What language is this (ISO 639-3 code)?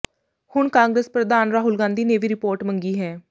pan